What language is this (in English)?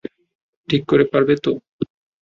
Bangla